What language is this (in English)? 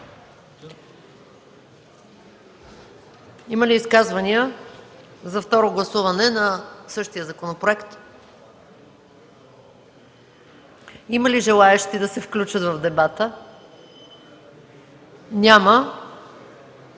Bulgarian